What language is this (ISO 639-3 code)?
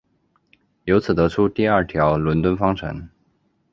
zho